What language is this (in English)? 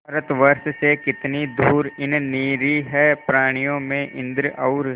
Hindi